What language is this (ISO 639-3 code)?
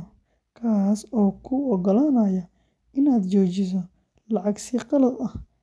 som